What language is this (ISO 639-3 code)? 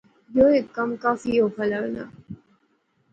phr